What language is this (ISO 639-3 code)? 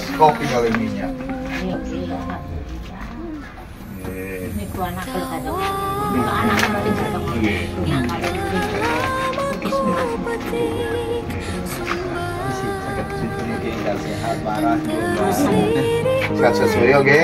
ind